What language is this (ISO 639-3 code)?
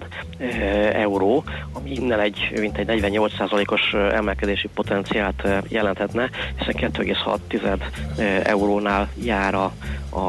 hun